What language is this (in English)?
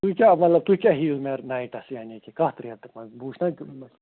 Kashmiri